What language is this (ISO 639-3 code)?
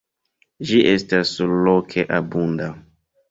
epo